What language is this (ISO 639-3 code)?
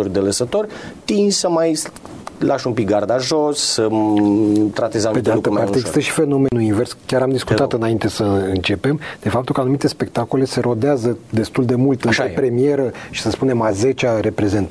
ron